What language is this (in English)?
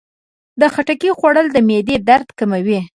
Pashto